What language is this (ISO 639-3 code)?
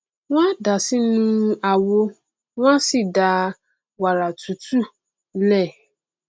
yor